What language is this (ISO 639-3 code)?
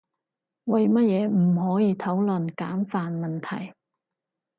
yue